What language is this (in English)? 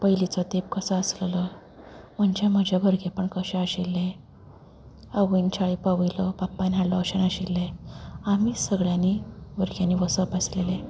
Konkani